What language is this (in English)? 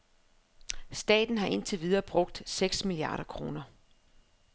Danish